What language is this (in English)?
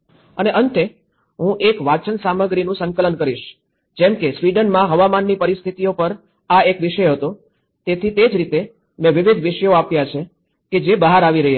Gujarati